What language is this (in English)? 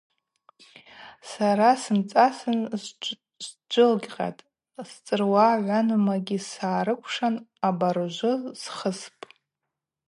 Abaza